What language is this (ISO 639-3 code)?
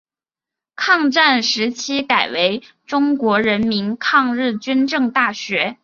zho